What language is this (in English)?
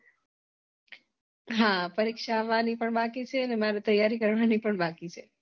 Gujarati